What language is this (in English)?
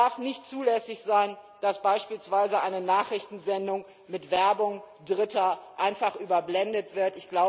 German